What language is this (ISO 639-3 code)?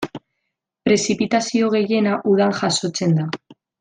eus